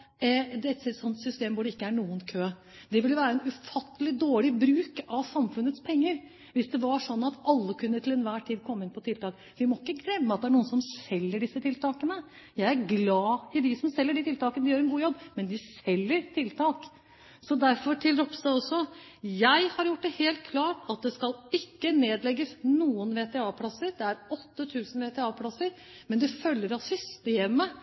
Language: Norwegian Bokmål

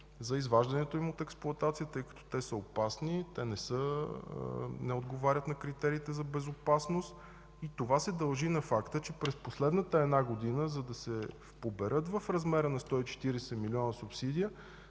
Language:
Bulgarian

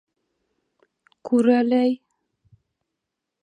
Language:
Bashkir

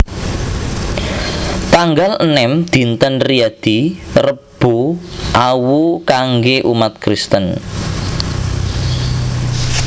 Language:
Javanese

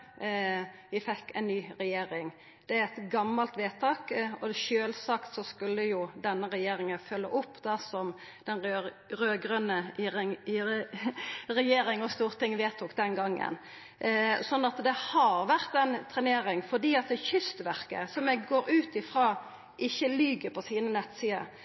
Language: Norwegian Nynorsk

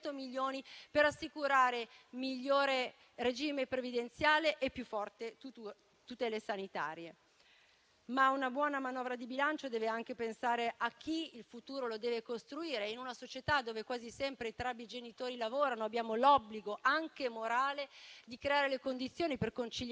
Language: Italian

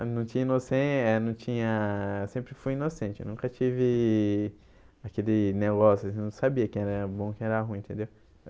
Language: Portuguese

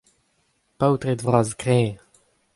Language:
Breton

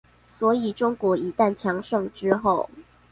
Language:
Chinese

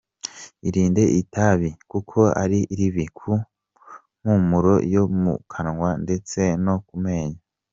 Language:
Kinyarwanda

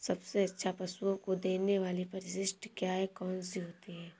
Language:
Hindi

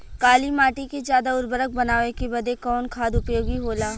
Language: Bhojpuri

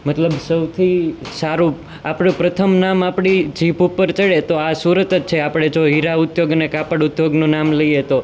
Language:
Gujarati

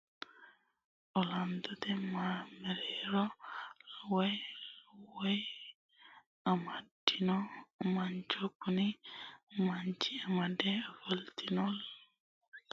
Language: Sidamo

